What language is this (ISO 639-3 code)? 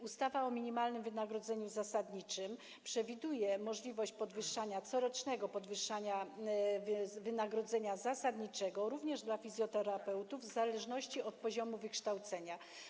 pol